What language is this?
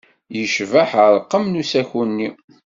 Kabyle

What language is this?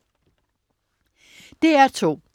Danish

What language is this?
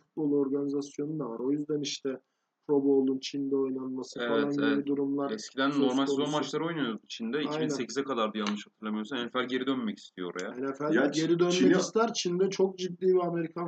Turkish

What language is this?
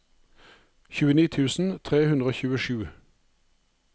Norwegian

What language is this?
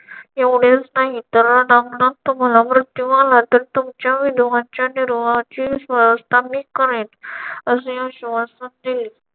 Marathi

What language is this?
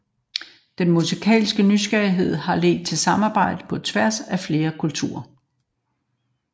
Danish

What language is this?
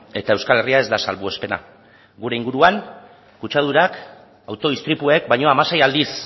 Basque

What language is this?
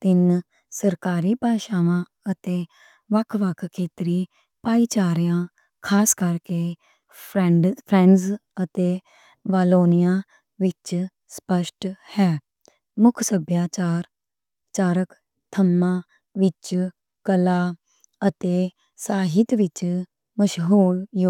Western Panjabi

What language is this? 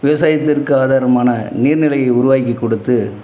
Tamil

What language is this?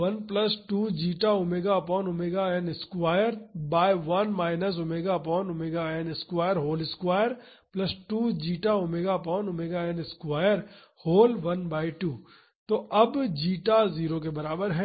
Hindi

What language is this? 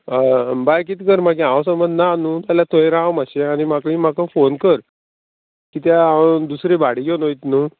Konkani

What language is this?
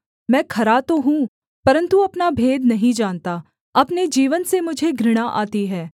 Hindi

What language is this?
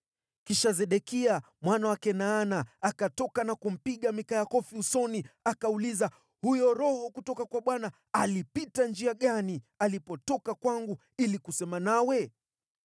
Swahili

